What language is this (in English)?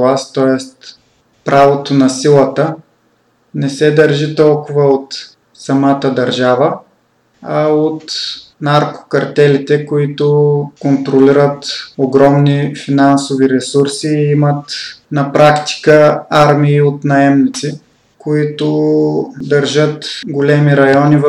Bulgarian